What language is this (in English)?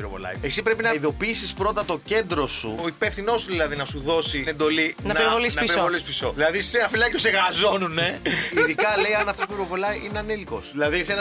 Greek